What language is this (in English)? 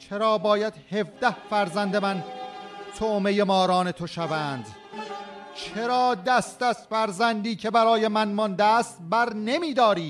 Persian